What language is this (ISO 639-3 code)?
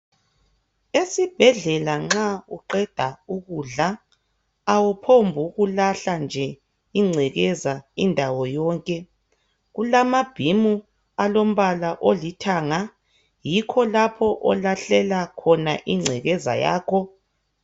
nde